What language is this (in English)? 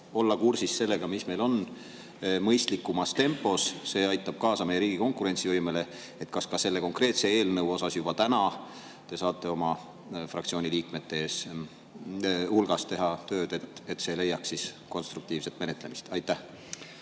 Estonian